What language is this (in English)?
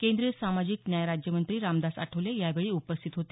Marathi